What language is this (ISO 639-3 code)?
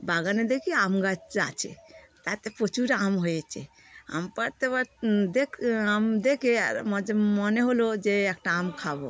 ben